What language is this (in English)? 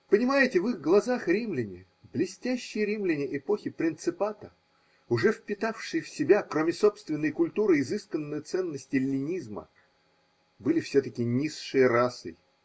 Russian